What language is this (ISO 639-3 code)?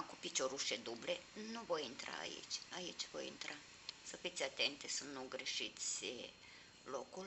ron